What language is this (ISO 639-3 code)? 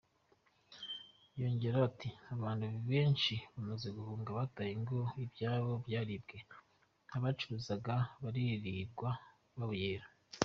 kin